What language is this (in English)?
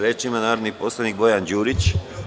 Serbian